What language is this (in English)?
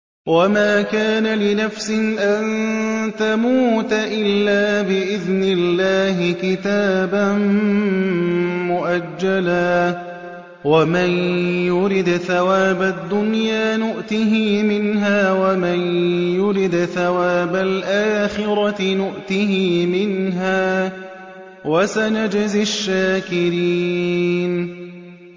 Arabic